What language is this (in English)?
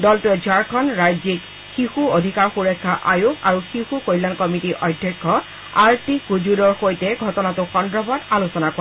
Assamese